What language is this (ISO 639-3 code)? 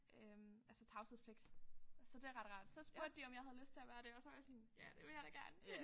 dan